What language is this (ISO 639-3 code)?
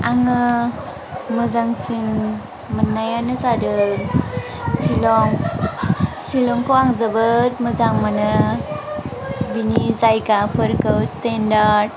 brx